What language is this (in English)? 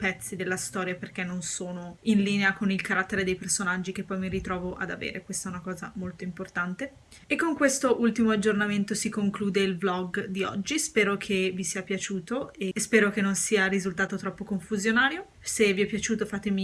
Italian